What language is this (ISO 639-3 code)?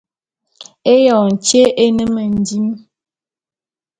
bum